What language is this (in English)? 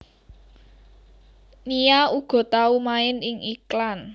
Javanese